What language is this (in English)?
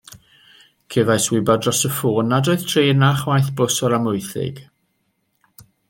Welsh